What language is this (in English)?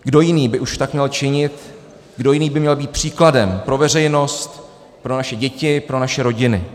Czech